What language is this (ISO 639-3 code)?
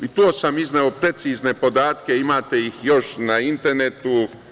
srp